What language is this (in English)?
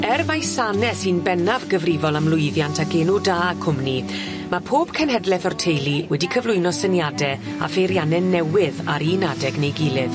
Welsh